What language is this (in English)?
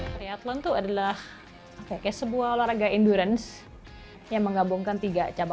Indonesian